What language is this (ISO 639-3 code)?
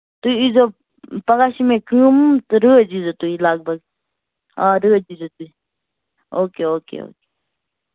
kas